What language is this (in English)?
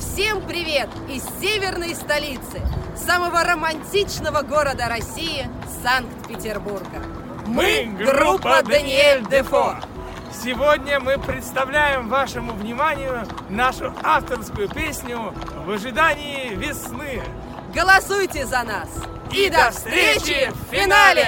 Russian